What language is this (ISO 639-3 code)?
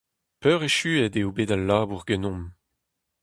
bre